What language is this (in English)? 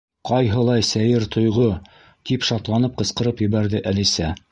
Bashkir